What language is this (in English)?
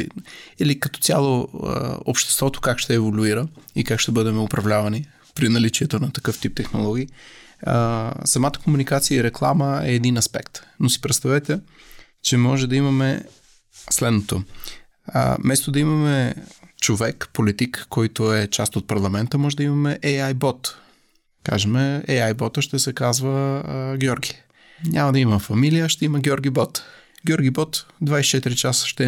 Bulgarian